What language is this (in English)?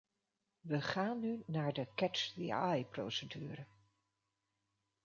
Dutch